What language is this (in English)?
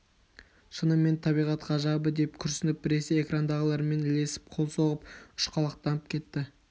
Kazakh